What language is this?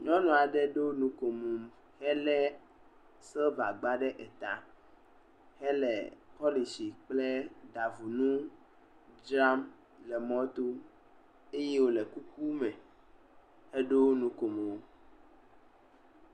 Ewe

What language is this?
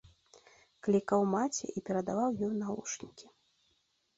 Belarusian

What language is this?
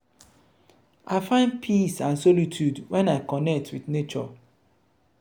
Nigerian Pidgin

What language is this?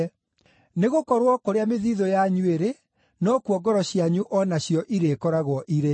Kikuyu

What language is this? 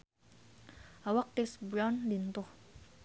Sundanese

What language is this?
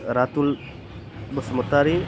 Bodo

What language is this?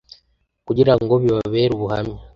Kinyarwanda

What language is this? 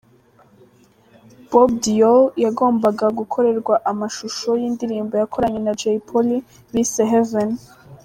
Kinyarwanda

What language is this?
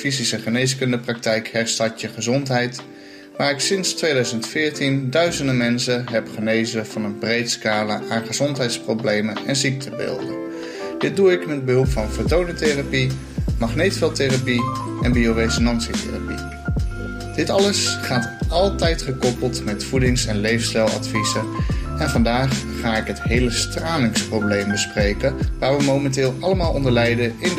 Dutch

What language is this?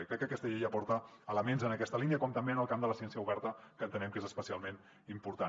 Catalan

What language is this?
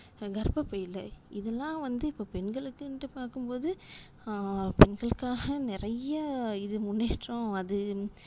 Tamil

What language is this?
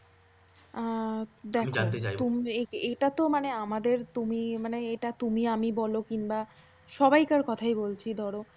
Bangla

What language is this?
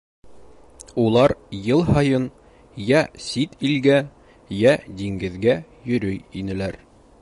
Bashkir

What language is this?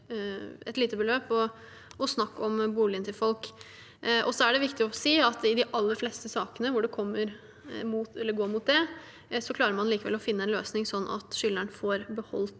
Norwegian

